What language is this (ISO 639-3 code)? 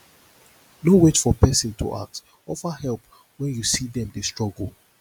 pcm